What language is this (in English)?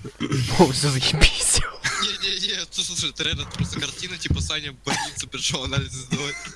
Russian